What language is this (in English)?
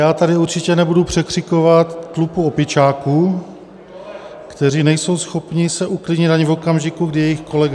Czech